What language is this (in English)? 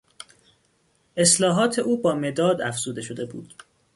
Persian